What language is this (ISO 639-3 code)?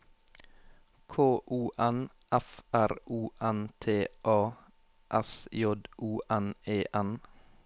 nor